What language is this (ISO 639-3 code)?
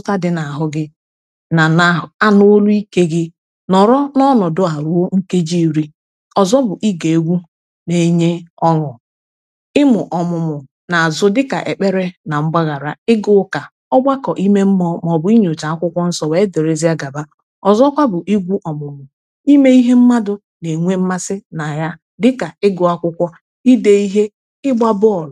ibo